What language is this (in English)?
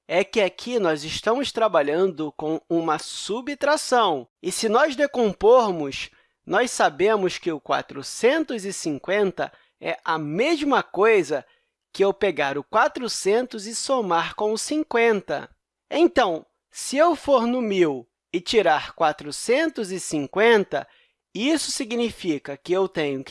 Portuguese